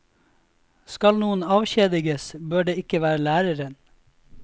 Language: Norwegian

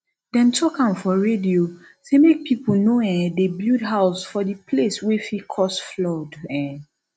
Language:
Nigerian Pidgin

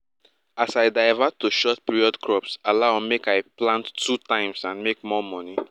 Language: Nigerian Pidgin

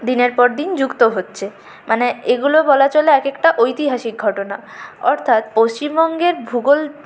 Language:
Bangla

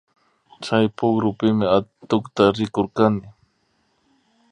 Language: Imbabura Highland Quichua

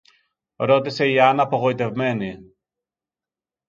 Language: Greek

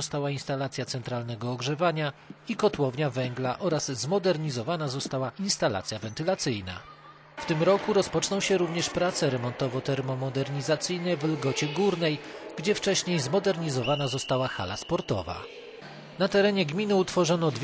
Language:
Polish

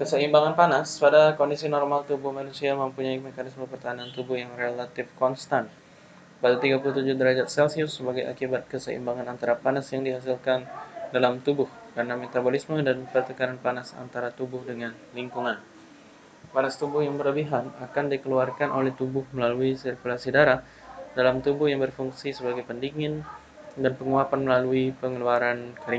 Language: Indonesian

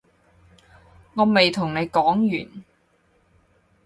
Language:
Cantonese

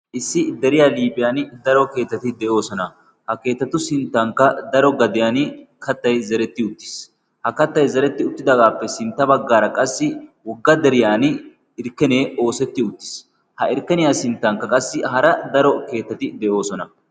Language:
Wolaytta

